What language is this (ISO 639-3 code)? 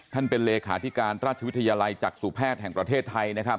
tha